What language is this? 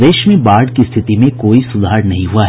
Hindi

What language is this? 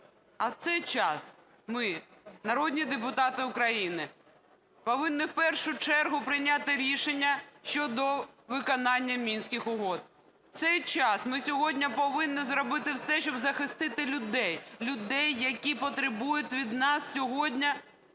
Ukrainian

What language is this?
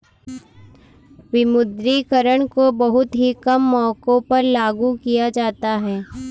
Hindi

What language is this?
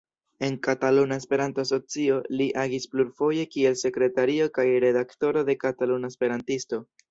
Esperanto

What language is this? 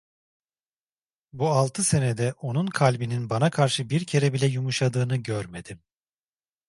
Turkish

